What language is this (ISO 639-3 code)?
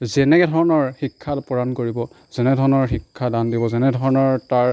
asm